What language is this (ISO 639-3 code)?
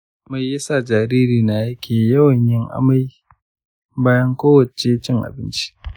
hau